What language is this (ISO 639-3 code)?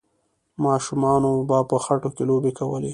pus